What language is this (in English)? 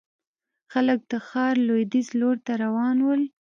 Pashto